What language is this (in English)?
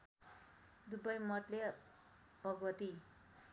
Nepali